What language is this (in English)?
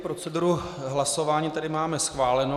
Czech